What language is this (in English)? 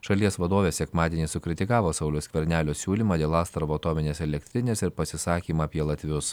Lithuanian